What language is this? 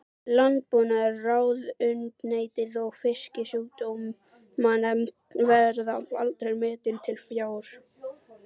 Icelandic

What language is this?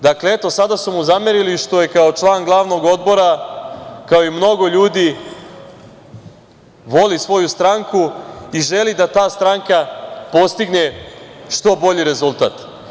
Serbian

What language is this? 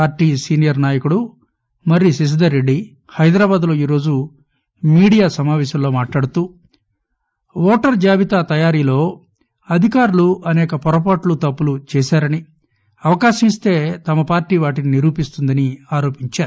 Telugu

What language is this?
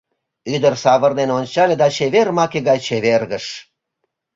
Mari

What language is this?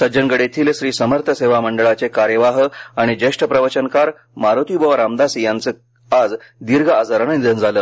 Marathi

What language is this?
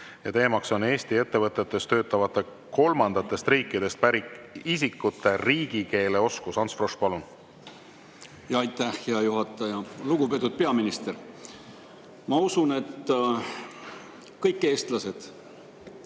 Estonian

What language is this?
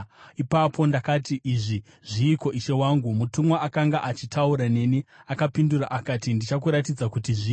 Shona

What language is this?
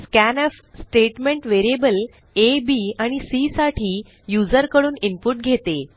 Marathi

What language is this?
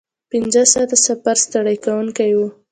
Pashto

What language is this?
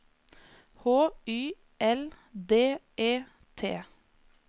Norwegian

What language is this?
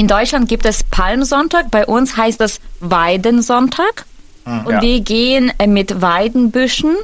German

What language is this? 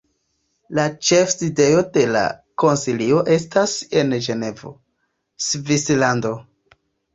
Esperanto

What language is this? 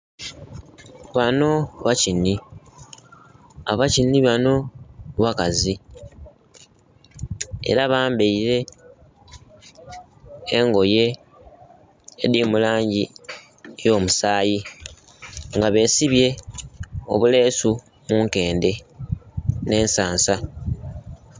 Soga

